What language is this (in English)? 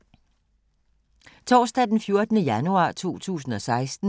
Danish